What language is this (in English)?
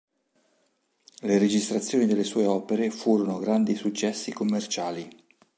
Italian